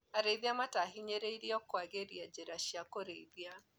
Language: Kikuyu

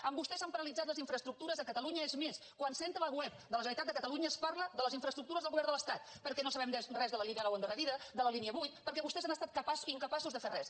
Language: Catalan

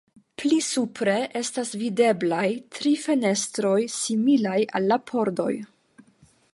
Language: Esperanto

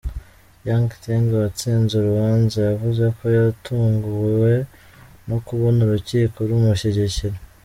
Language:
Kinyarwanda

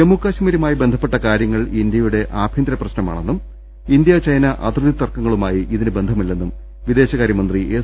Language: Malayalam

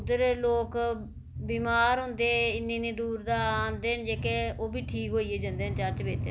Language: Dogri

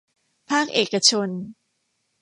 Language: Thai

